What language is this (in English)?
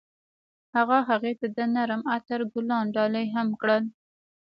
Pashto